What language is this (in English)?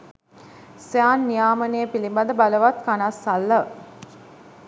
Sinhala